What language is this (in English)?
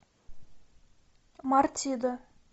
Russian